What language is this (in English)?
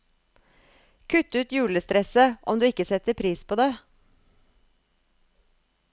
Norwegian